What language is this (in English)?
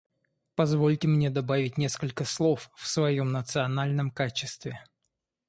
Russian